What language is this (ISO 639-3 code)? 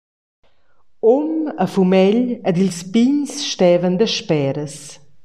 roh